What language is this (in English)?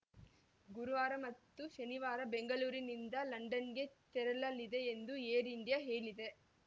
Kannada